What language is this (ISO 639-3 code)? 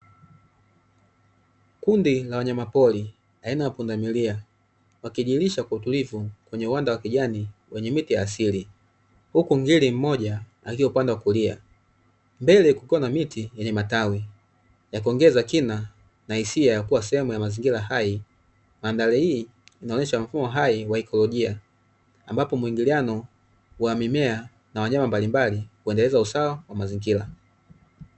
swa